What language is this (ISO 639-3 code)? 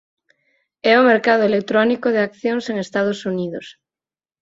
glg